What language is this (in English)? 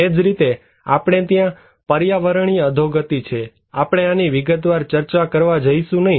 Gujarati